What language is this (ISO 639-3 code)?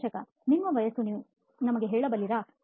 kan